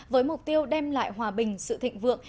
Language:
Vietnamese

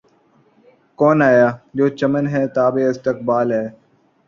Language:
Urdu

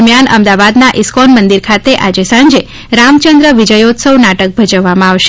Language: Gujarati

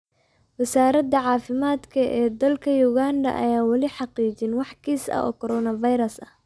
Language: Somali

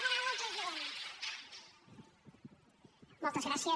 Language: Catalan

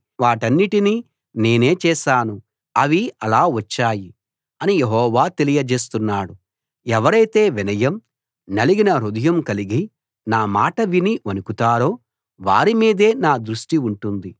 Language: Telugu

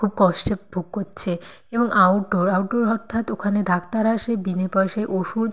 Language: Bangla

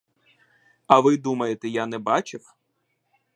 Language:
Ukrainian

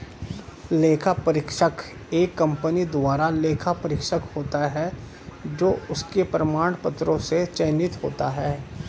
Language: Hindi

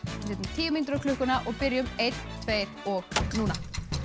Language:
Icelandic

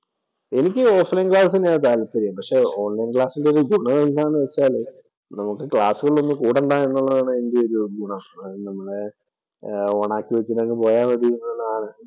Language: Malayalam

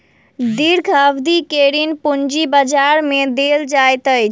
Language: Maithili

